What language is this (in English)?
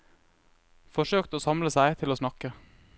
Norwegian